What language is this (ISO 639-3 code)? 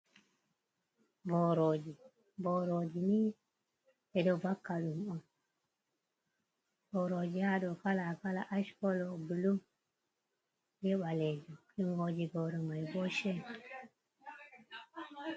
ful